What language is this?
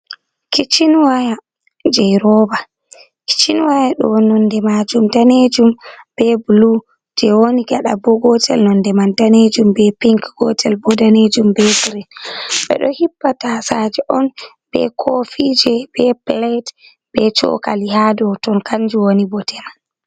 Fula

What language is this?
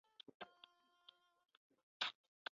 Chinese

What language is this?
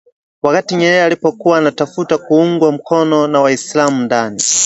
Swahili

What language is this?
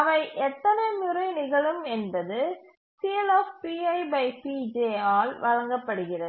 Tamil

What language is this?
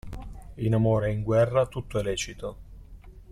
Italian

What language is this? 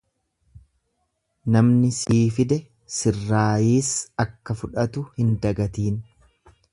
Oromo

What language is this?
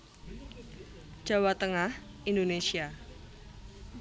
Javanese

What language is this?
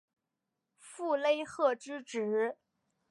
Chinese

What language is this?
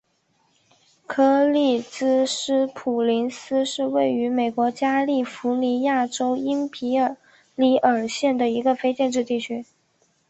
Chinese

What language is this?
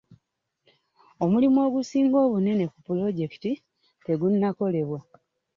Ganda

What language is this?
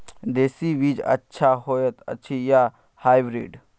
Maithili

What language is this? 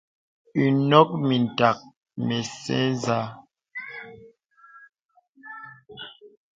Bebele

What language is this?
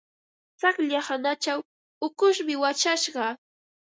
Ambo-Pasco Quechua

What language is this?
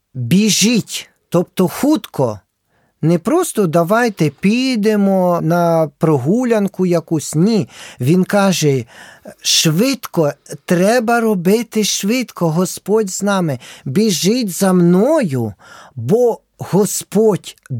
Ukrainian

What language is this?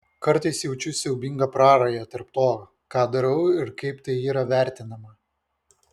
Lithuanian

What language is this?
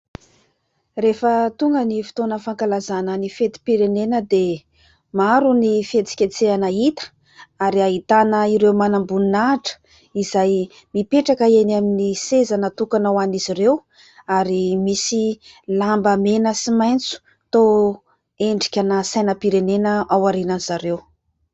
Malagasy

